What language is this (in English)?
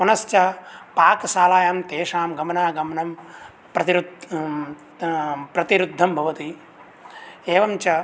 Sanskrit